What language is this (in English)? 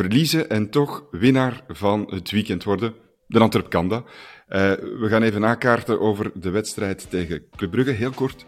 Dutch